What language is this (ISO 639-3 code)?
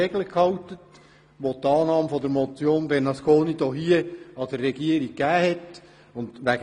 gsw